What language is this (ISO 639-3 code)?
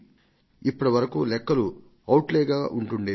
tel